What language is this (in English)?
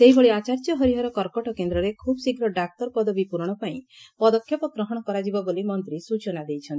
Odia